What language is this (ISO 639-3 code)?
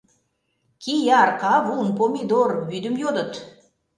chm